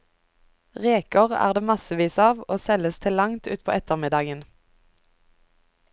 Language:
Norwegian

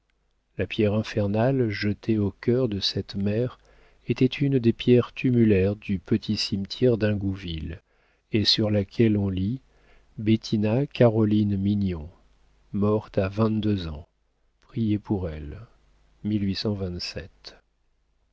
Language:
French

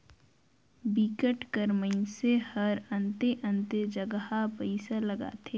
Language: Chhattisgarhi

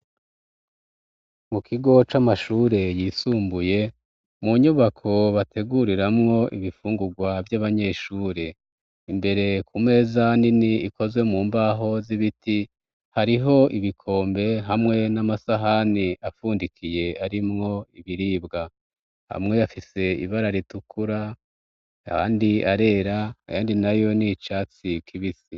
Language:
Rundi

